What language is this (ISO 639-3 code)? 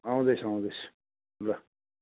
nep